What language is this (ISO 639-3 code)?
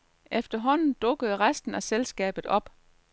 dan